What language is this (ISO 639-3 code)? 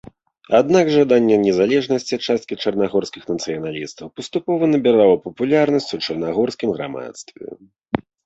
bel